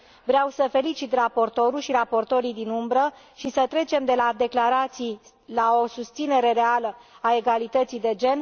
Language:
Romanian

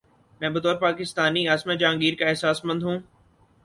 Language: Urdu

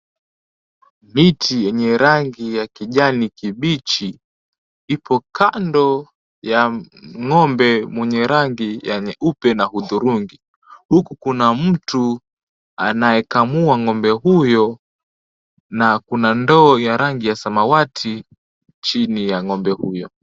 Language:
Swahili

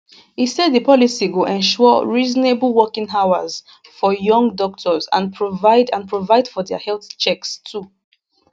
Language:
Nigerian Pidgin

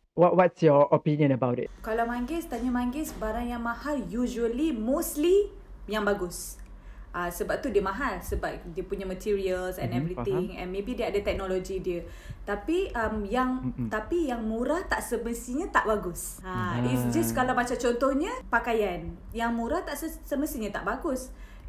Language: Malay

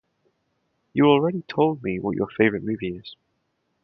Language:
English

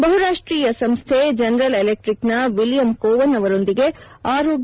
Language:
Kannada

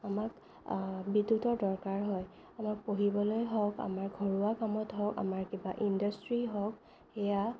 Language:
Assamese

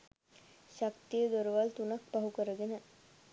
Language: Sinhala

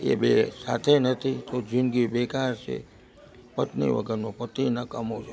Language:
Gujarati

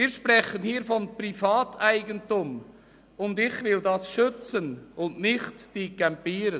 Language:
Swiss German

